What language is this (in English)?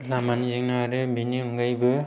Bodo